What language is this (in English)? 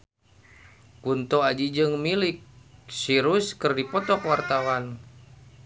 Sundanese